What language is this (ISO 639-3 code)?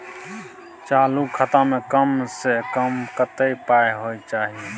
mai